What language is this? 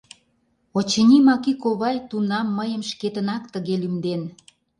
Mari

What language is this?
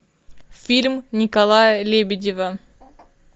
Russian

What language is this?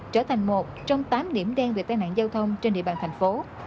Vietnamese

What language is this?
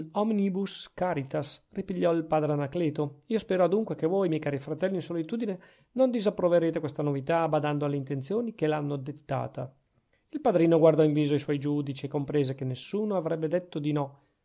Italian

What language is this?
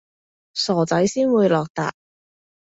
Cantonese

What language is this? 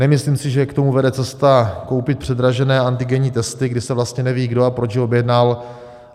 Czech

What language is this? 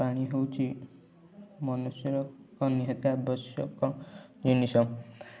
Odia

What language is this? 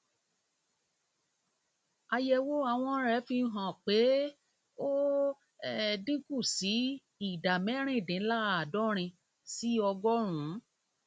Yoruba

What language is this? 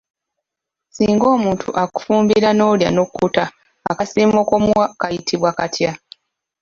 Ganda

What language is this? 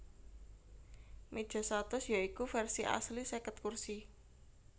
Javanese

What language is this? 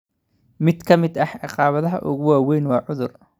Somali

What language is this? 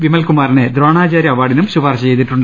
Malayalam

